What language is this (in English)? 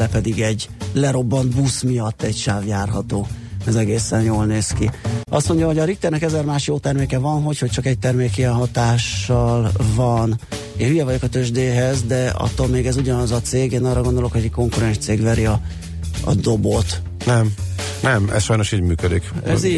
Hungarian